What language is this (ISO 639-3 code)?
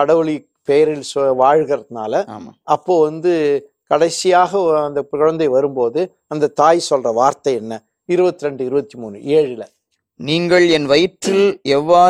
tam